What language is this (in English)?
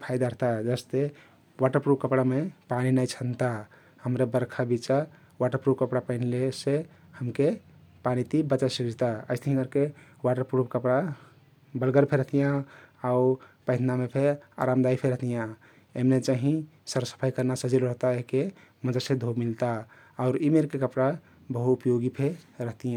Kathoriya Tharu